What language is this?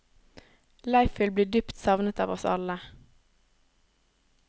Norwegian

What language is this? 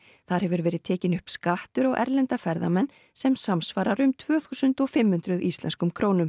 Icelandic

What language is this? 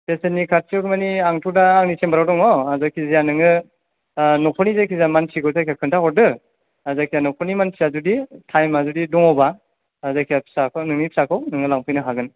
Bodo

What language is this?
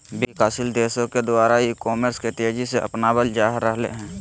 Magahi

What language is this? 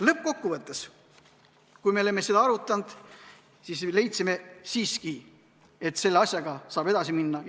Estonian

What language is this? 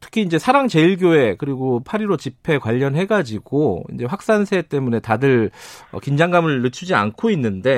Korean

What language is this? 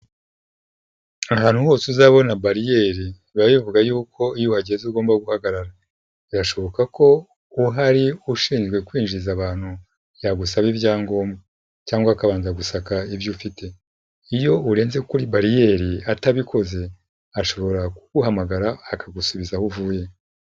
Kinyarwanda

